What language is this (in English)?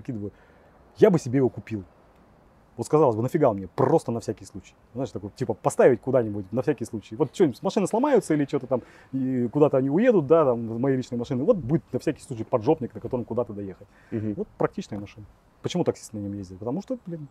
Russian